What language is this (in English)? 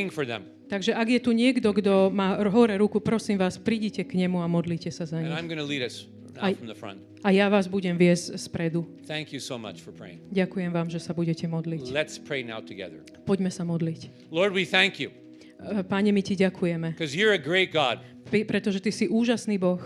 Slovak